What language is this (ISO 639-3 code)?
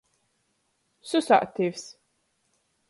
ltg